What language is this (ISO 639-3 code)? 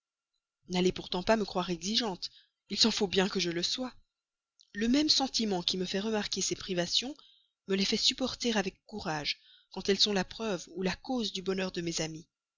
fra